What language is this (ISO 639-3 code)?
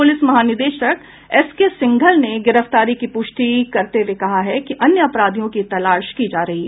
hin